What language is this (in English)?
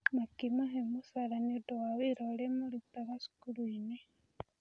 Kikuyu